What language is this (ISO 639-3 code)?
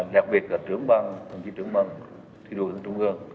vie